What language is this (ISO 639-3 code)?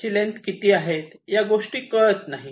mar